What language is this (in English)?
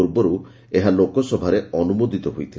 Odia